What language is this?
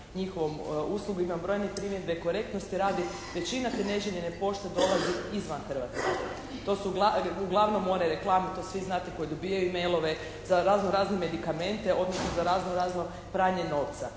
Croatian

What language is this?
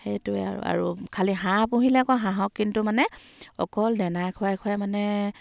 Assamese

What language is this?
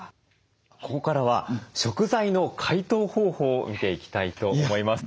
Japanese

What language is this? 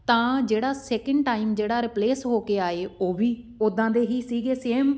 Punjabi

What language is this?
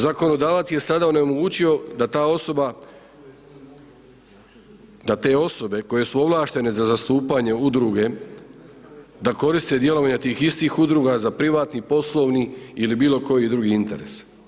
Croatian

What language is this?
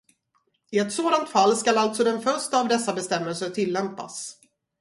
Swedish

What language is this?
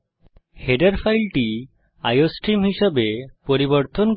Bangla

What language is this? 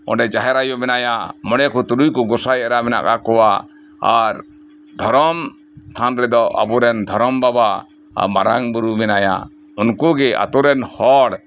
Santali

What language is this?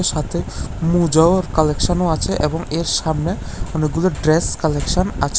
Bangla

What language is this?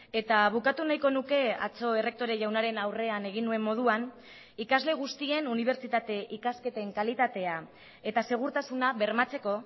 Basque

